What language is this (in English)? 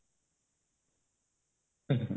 Odia